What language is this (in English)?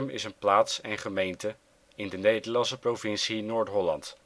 Dutch